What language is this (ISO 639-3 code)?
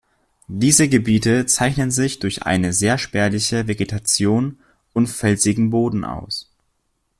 deu